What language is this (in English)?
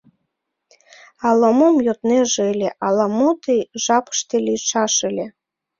Mari